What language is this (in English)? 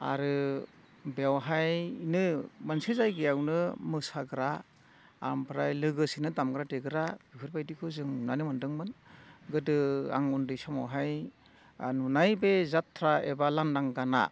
Bodo